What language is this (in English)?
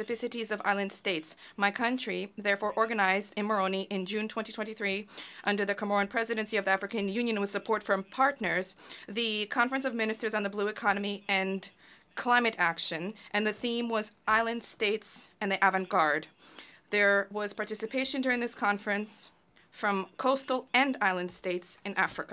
English